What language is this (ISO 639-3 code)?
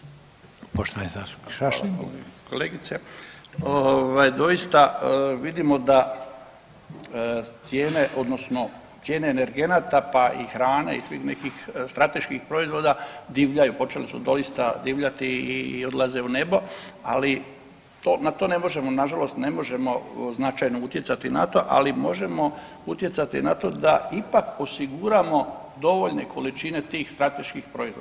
hrv